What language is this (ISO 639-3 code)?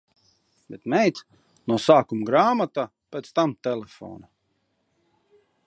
lav